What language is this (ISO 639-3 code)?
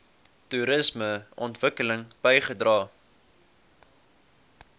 afr